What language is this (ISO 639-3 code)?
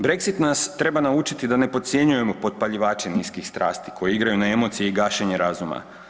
hrv